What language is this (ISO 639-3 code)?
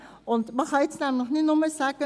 gsw